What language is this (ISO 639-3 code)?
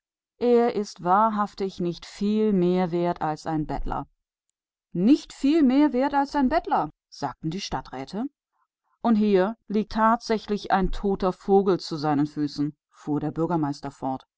deu